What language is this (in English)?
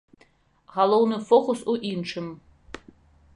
Belarusian